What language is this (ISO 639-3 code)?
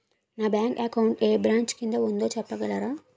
tel